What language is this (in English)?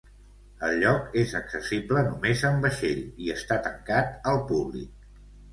Catalan